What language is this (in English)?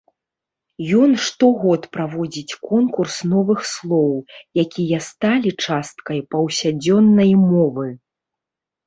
Belarusian